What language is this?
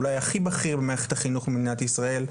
Hebrew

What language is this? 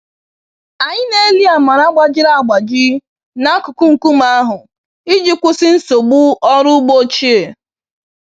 Igbo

